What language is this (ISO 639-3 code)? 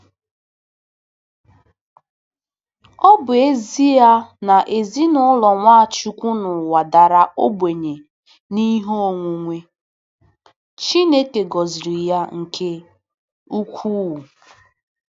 ibo